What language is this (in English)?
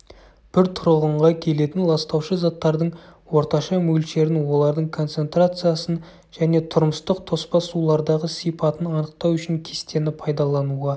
Kazakh